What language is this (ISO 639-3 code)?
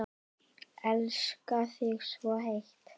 isl